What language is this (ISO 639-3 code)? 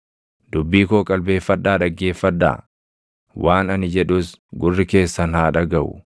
orm